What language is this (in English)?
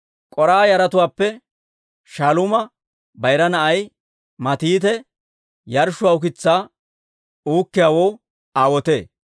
Dawro